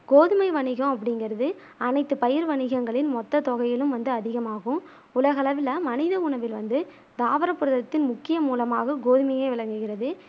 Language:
Tamil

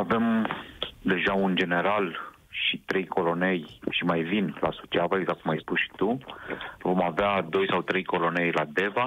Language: Romanian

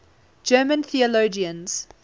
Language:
English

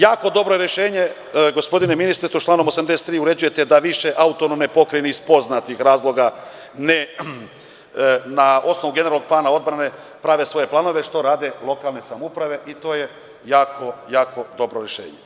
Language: Serbian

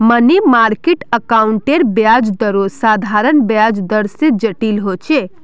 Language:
Magahi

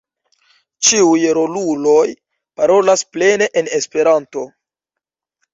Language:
Esperanto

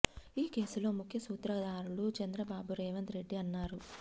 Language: Telugu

